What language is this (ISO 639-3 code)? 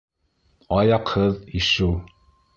bak